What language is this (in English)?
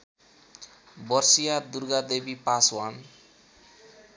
Nepali